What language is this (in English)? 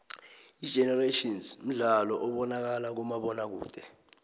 South Ndebele